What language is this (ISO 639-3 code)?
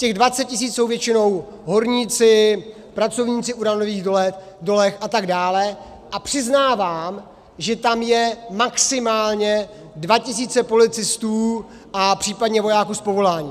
ces